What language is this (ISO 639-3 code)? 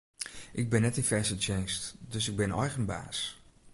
fry